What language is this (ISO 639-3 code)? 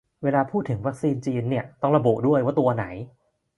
tha